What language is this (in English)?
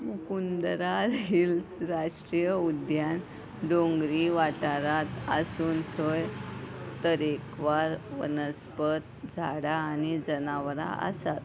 Konkani